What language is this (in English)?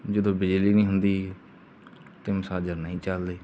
Punjabi